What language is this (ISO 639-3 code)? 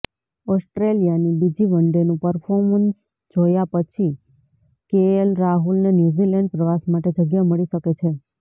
guj